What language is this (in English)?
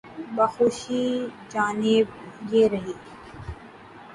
Urdu